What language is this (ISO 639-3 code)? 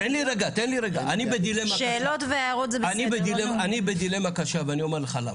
heb